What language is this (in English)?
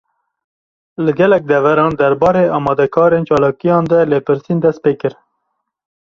Kurdish